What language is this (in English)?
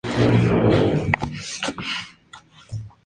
Spanish